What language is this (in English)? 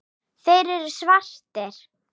Icelandic